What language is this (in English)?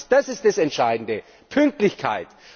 German